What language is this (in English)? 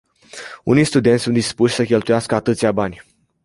Romanian